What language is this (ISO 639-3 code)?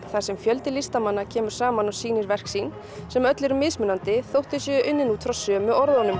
isl